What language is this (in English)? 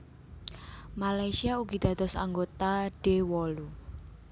Javanese